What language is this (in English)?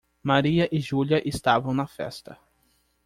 Portuguese